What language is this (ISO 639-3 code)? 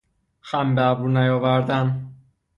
fas